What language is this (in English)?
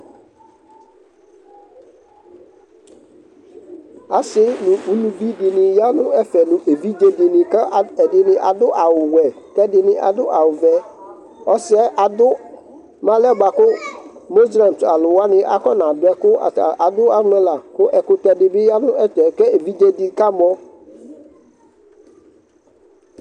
Ikposo